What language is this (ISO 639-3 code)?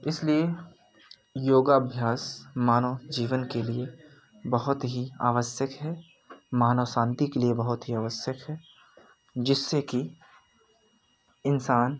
hin